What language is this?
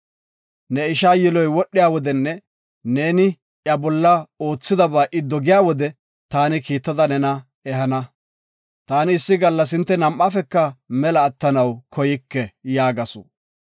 Gofa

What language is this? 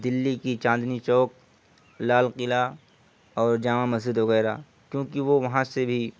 Urdu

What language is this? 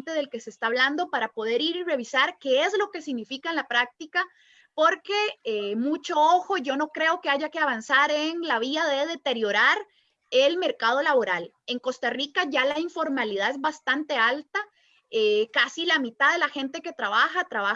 Spanish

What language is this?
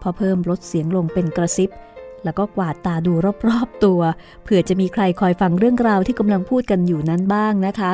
Thai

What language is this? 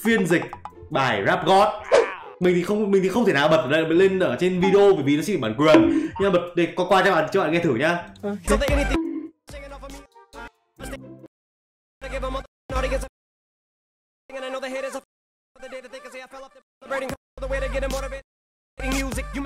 Vietnamese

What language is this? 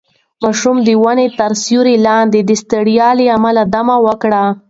Pashto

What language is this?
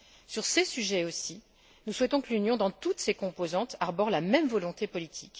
French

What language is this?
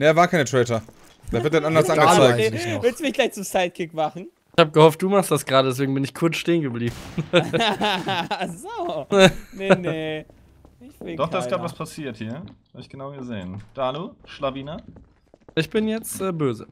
German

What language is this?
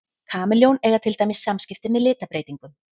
Icelandic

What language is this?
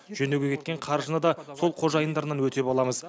Kazakh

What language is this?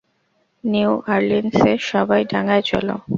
Bangla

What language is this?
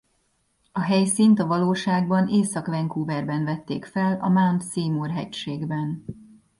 Hungarian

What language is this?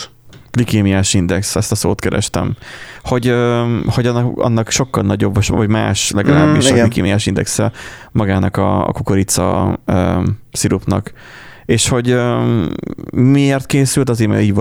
Hungarian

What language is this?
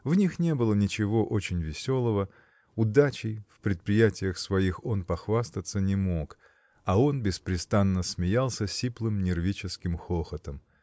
Russian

